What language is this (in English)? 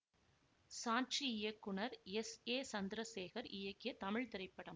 Tamil